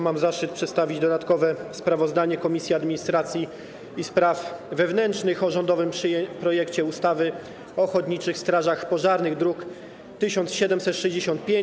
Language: Polish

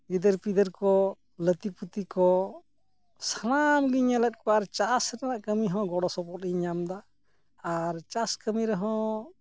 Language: Santali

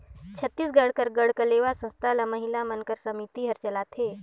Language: Chhattisgarhi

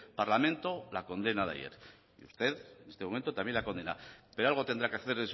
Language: Spanish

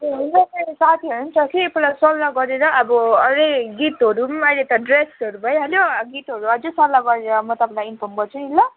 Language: Nepali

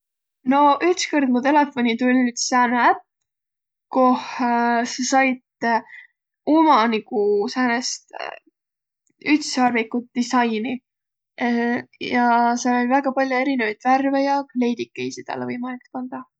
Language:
Võro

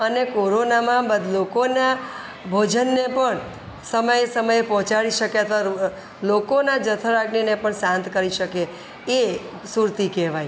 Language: Gujarati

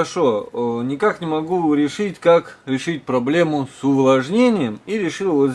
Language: Russian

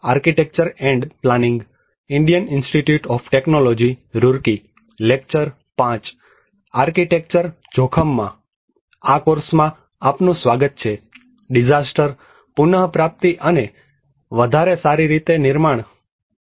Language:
Gujarati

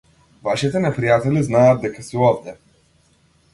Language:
Macedonian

